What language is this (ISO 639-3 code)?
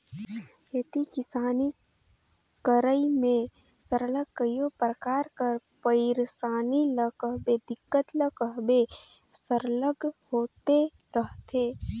hne